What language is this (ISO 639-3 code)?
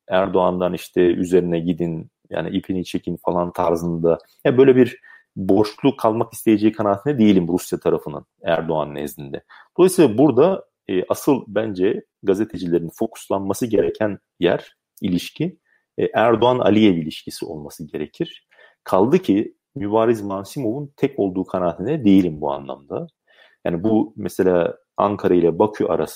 tur